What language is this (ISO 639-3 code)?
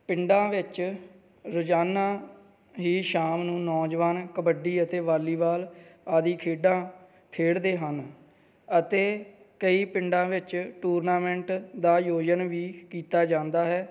pan